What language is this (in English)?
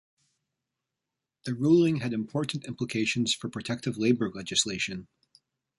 English